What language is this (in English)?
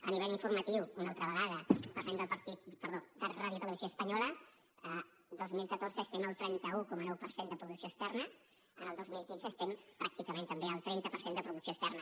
Catalan